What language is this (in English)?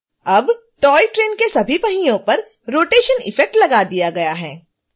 Hindi